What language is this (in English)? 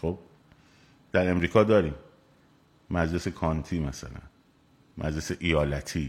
Persian